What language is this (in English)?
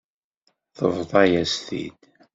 Kabyle